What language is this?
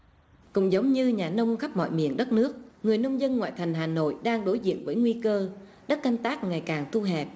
Vietnamese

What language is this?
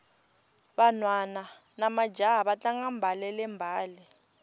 Tsonga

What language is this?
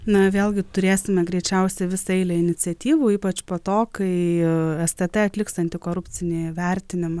Lithuanian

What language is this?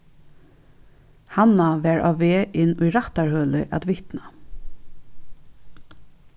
Faroese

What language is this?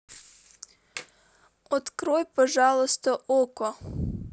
Russian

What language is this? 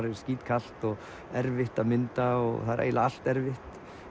Icelandic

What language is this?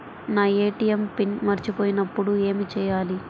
Telugu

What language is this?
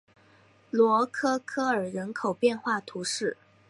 Chinese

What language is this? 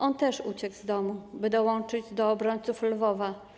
Polish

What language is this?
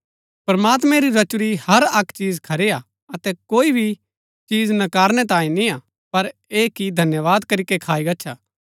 Gaddi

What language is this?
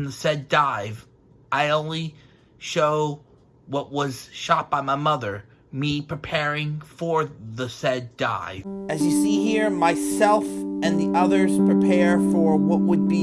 English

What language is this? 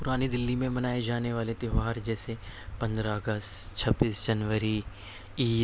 Urdu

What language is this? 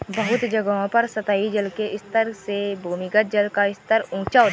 Hindi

